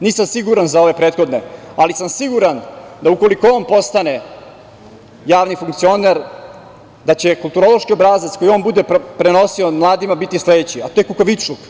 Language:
Serbian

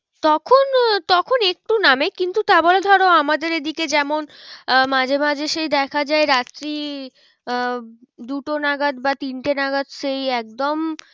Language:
Bangla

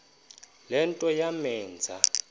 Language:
Xhosa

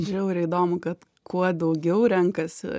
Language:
Lithuanian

